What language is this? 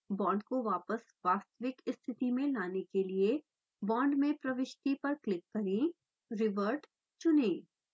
Hindi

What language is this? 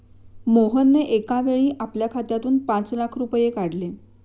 Marathi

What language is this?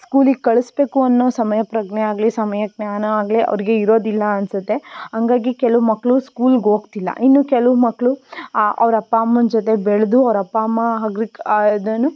Kannada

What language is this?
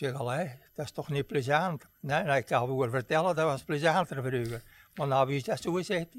Dutch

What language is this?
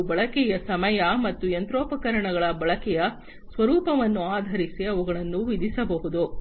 Kannada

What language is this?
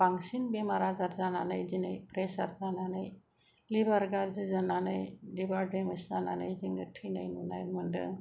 Bodo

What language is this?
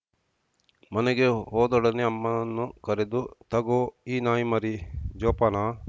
Kannada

